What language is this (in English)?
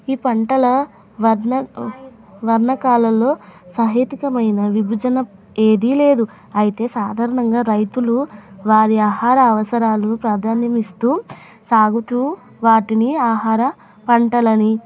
Telugu